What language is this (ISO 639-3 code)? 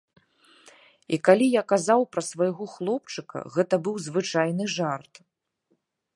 bel